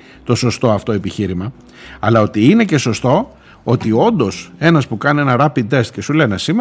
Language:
Greek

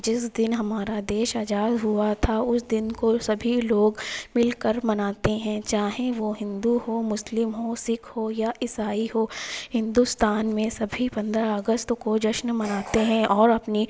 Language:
Urdu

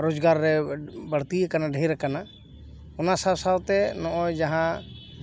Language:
Santali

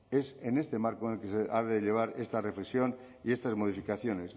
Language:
Spanish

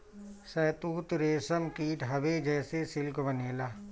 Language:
Bhojpuri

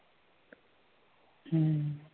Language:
Marathi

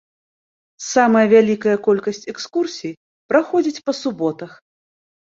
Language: Belarusian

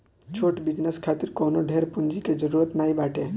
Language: Bhojpuri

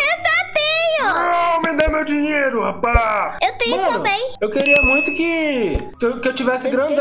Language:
Portuguese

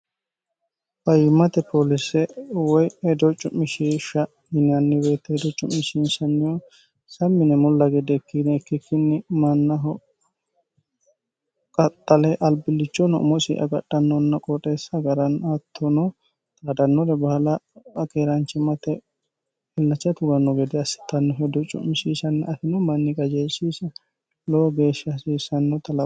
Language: Sidamo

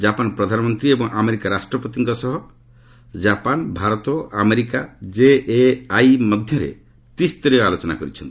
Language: Odia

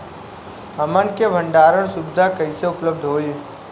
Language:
Bhojpuri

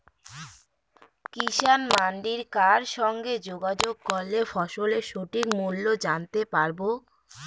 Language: Bangla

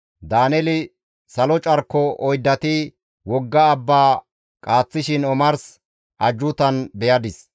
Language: Gamo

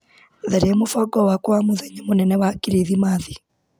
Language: Kikuyu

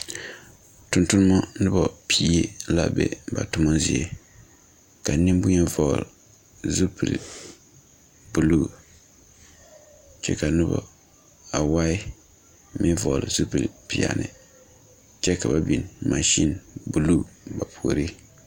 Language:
Southern Dagaare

